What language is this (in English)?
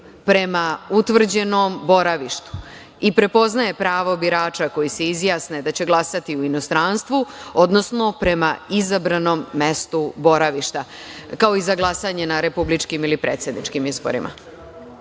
Serbian